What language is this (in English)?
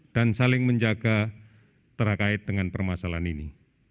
Indonesian